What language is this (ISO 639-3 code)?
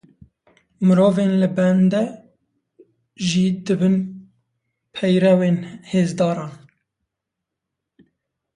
kur